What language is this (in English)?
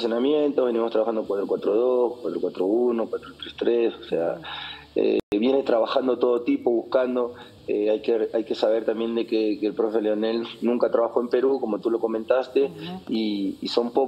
Spanish